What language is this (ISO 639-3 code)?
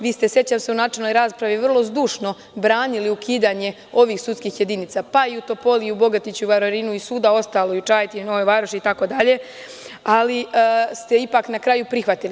srp